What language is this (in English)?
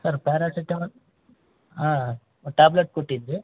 Kannada